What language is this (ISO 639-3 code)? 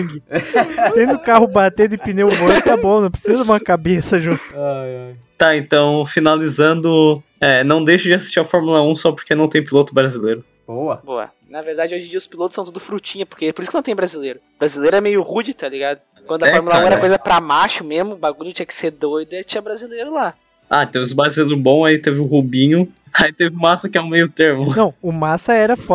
por